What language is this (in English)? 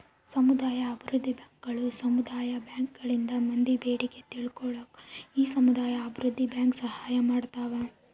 Kannada